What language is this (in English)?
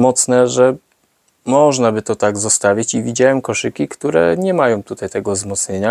Polish